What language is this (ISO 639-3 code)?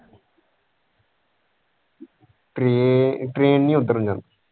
pan